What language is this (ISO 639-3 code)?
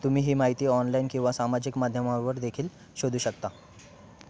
mar